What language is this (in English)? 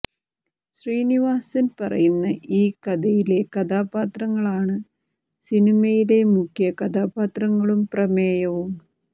Malayalam